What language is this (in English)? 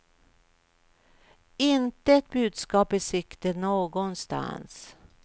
Swedish